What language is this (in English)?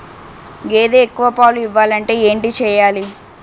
Telugu